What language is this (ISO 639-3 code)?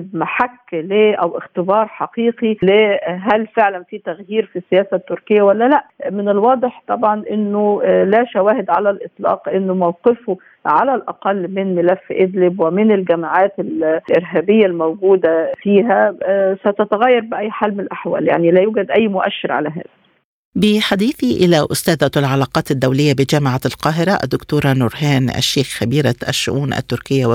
ara